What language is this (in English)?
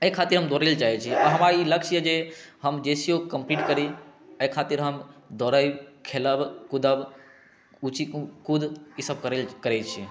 Maithili